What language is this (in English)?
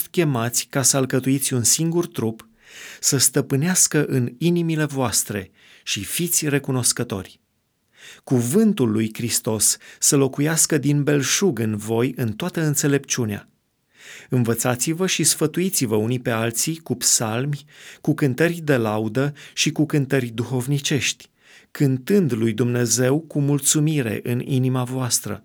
Romanian